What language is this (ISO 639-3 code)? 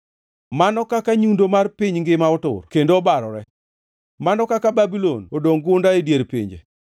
luo